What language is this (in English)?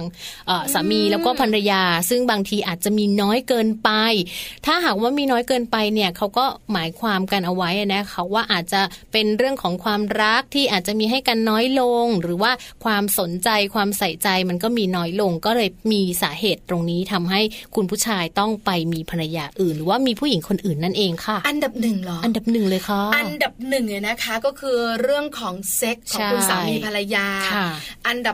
Thai